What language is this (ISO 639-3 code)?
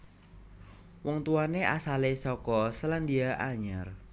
jav